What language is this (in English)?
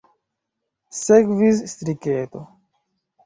Esperanto